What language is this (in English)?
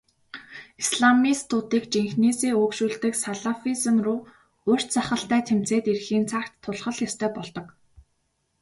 Mongolian